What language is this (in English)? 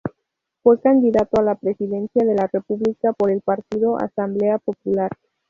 Spanish